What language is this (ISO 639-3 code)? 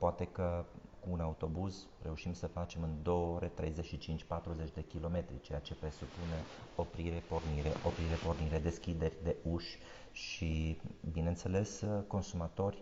ron